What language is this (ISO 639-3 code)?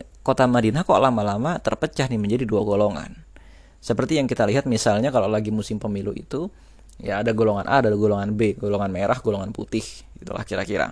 ind